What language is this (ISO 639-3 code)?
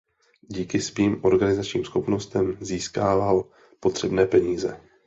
ces